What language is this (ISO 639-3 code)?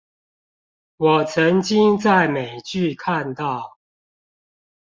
zho